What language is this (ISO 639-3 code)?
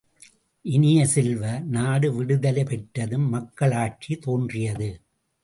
tam